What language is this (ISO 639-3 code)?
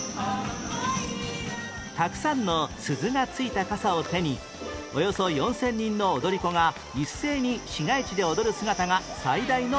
jpn